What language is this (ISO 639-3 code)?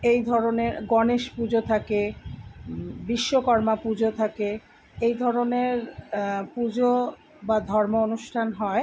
ben